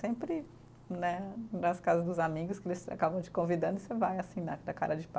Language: Portuguese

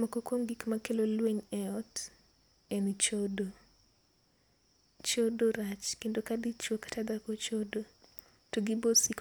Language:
Luo (Kenya and Tanzania)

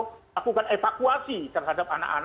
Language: Indonesian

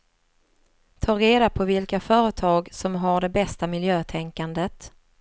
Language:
Swedish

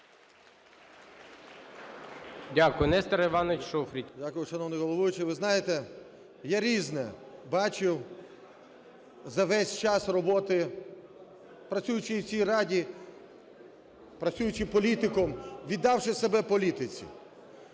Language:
Ukrainian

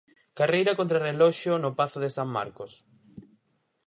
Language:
Galician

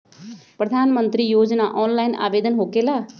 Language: Magahi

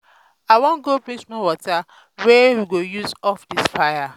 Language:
Nigerian Pidgin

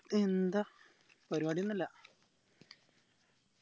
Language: Malayalam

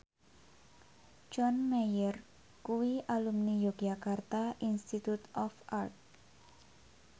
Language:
Javanese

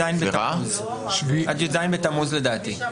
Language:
Hebrew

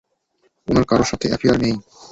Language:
Bangla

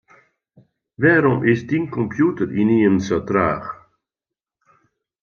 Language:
Western Frisian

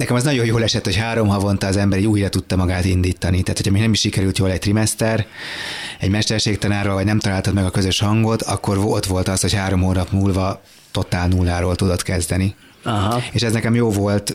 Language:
Hungarian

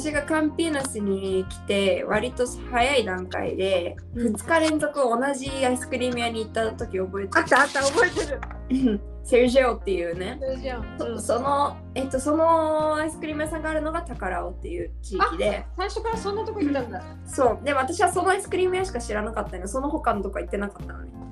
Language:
Japanese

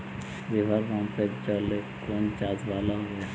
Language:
Bangla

